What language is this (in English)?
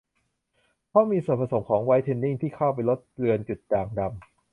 Thai